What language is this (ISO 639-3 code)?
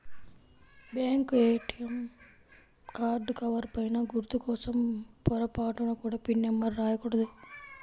tel